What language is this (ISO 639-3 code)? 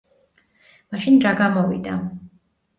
kat